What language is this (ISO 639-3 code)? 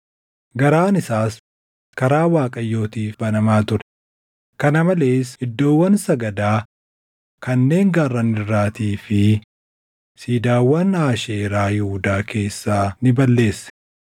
orm